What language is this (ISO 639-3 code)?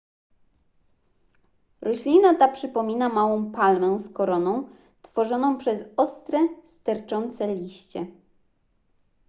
pol